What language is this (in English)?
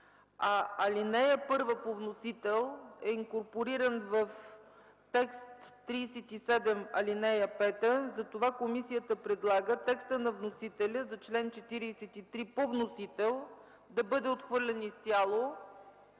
Bulgarian